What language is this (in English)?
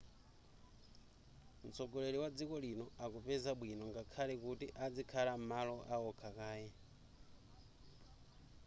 Nyanja